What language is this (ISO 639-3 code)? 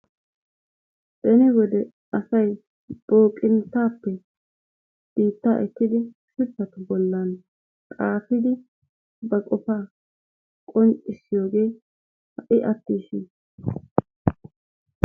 wal